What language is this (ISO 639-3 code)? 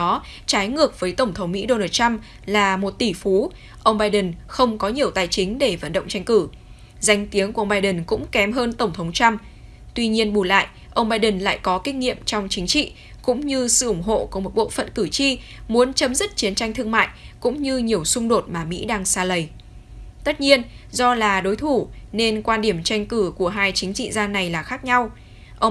vie